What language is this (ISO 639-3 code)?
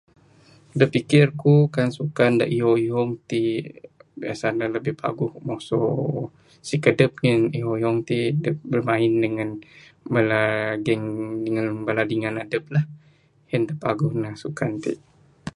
sdo